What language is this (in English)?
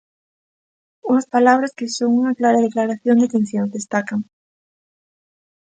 Galician